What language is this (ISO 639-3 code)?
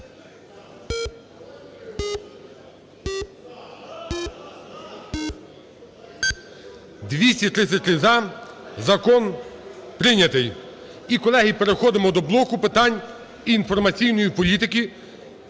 ukr